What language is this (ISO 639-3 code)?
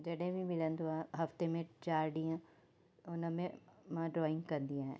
snd